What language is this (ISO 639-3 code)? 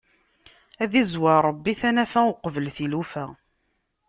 kab